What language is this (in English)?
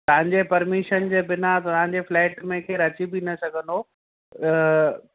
Sindhi